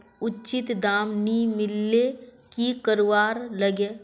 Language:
Magahi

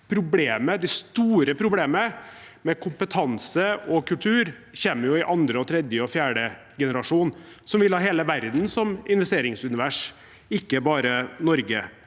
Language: Norwegian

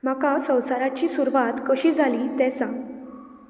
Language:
Konkani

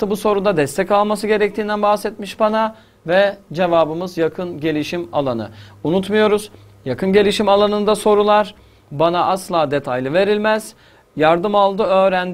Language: Turkish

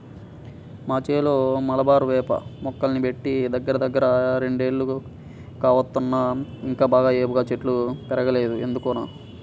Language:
Telugu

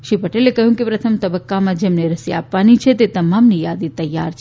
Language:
Gujarati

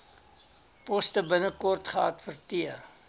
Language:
Afrikaans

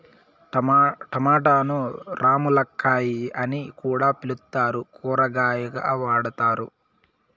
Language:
Telugu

